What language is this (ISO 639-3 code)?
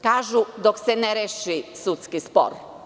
srp